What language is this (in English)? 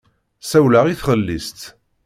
Kabyle